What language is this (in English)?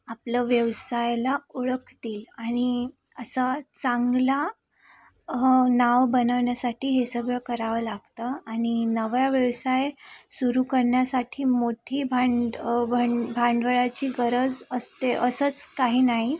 Marathi